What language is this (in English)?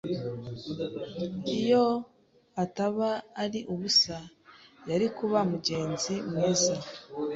Kinyarwanda